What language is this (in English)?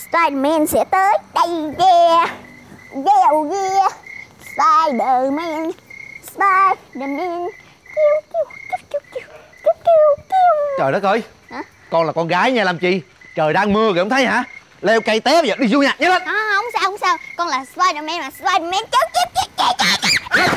Vietnamese